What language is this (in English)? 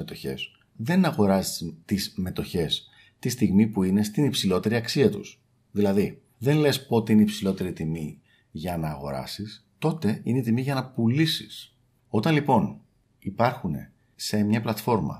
Greek